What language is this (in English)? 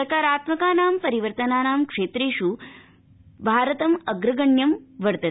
Sanskrit